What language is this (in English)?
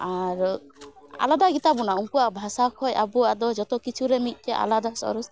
Santali